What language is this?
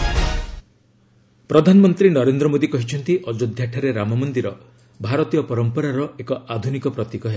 Odia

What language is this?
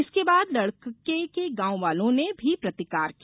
Hindi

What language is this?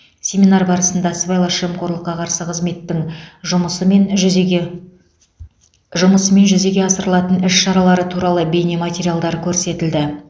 Kazakh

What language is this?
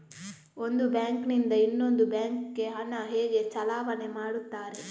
Kannada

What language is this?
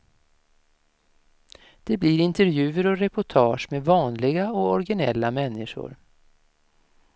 Swedish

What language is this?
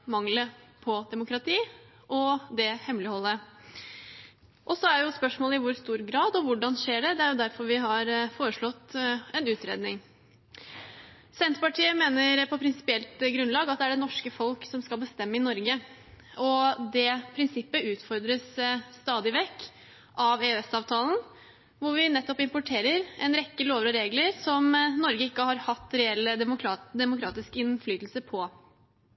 Norwegian Bokmål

